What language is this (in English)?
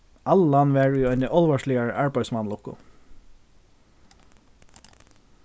Faroese